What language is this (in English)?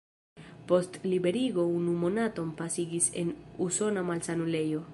Esperanto